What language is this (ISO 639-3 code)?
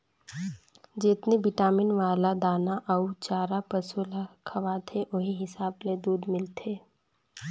hne